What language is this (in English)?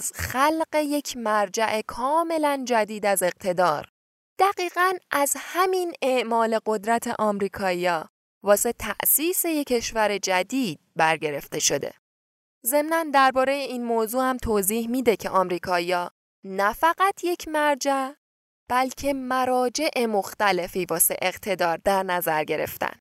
Persian